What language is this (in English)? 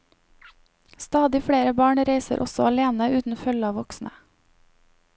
Norwegian